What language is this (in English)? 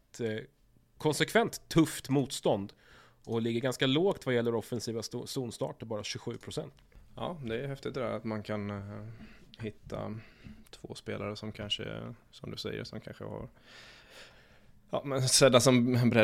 Swedish